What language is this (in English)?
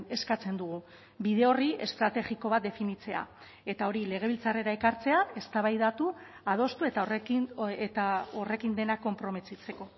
Basque